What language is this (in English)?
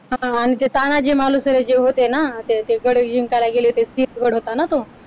Marathi